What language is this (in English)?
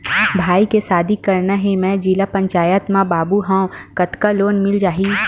Chhattisgarhi